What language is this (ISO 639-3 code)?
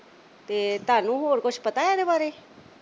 pan